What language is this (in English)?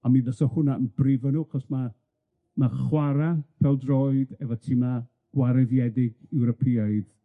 Welsh